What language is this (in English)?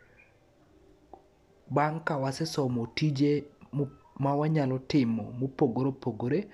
Luo (Kenya and Tanzania)